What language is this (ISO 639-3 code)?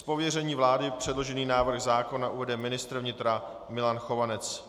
ces